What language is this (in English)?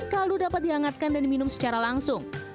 Indonesian